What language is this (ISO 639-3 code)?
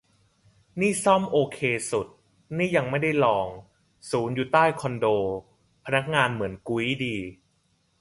tha